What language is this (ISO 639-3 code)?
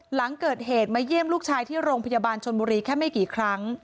tha